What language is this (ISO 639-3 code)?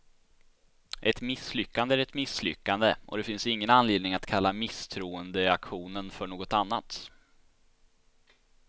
swe